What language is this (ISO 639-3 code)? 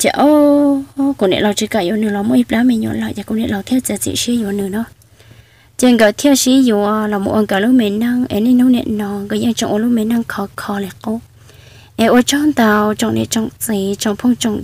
vie